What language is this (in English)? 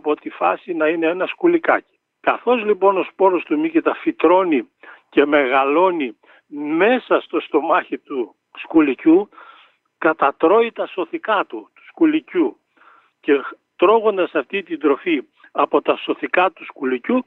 Greek